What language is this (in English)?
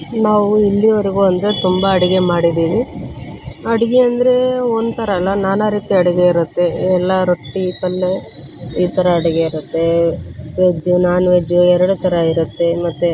Kannada